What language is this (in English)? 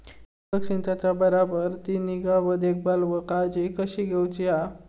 Marathi